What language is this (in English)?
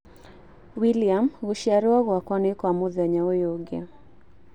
Kikuyu